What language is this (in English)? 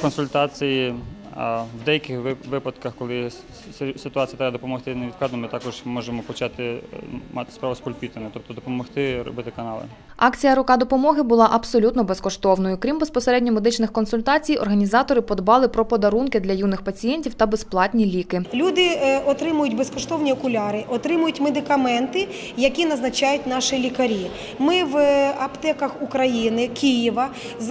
Ukrainian